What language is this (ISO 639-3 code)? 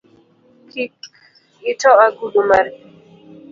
luo